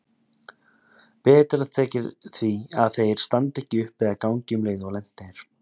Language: Icelandic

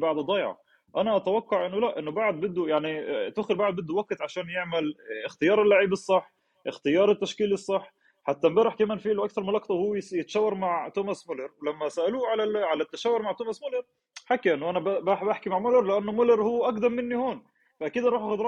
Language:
Arabic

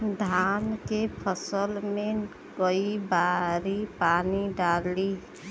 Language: Bhojpuri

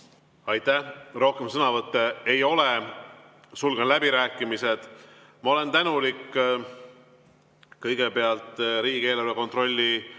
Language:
Estonian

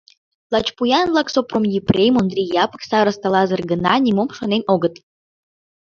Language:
Mari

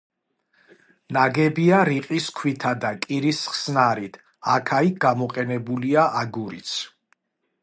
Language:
Georgian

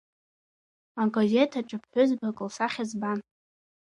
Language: Abkhazian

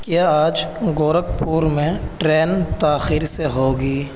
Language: Urdu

